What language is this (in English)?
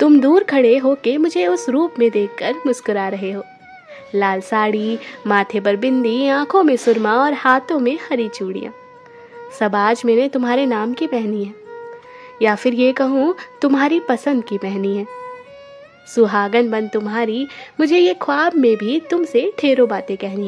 Hindi